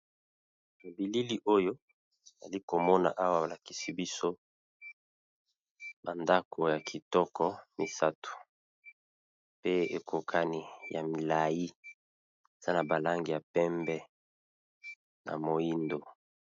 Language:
Lingala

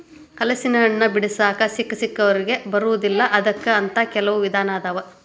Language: Kannada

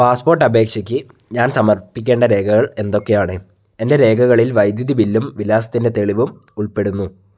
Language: Malayalam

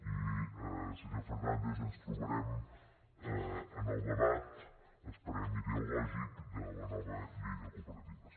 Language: Catalan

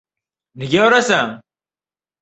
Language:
Uzbek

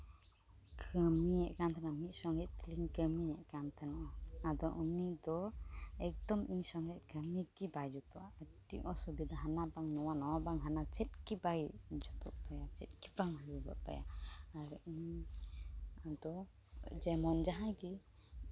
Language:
Santali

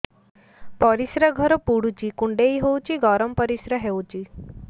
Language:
Odia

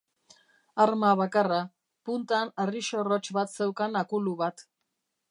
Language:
Basque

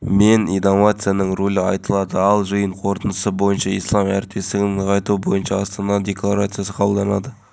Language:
Kazakh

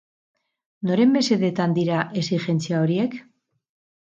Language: Basque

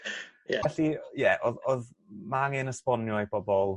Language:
Welsh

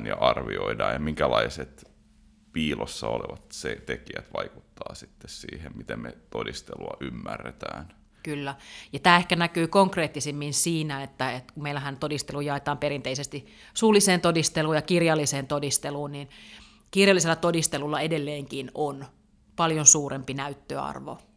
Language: Finnish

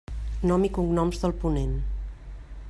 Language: Catalan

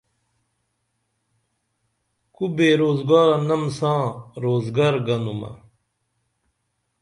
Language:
Dameli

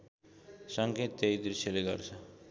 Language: Nepali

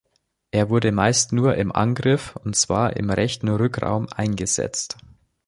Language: German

